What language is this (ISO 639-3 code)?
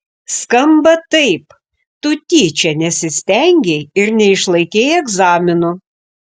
lit